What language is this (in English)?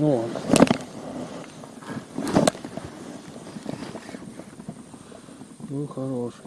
Russian